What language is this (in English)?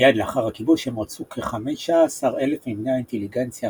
Hebrew